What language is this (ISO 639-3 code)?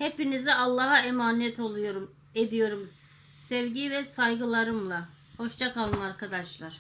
tur